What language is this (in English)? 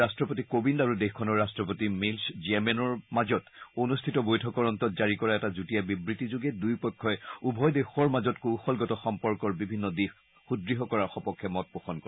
Assamese